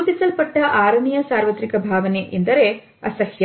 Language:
Kannada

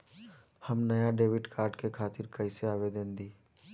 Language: Bhojpuri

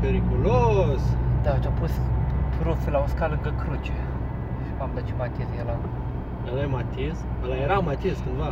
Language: Romanian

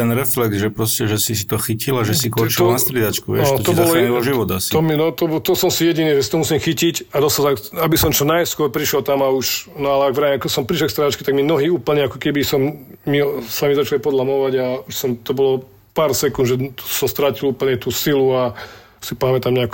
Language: Slovak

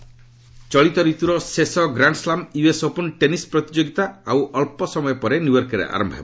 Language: Odia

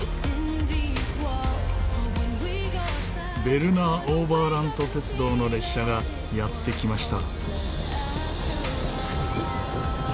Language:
Japanese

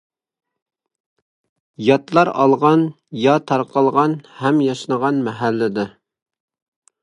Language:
Uyghur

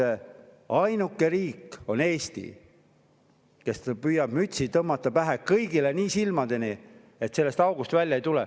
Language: Estonian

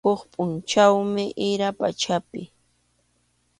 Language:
Arequipa-La Unión Quechua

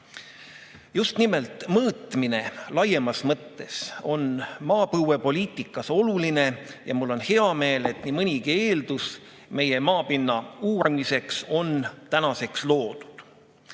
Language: Estonian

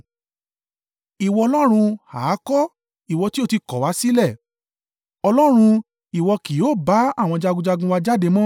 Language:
Yoruba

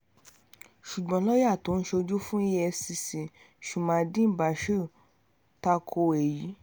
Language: Yoruba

